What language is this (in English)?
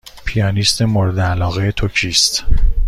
Persian